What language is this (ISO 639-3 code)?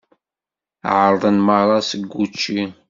kab